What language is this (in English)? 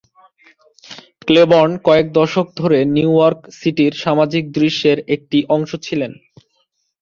Bangla